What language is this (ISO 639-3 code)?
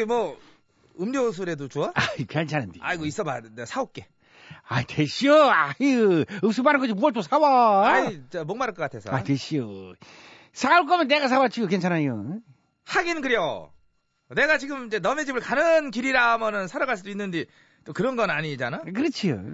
kor